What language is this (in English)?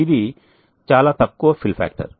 Telugu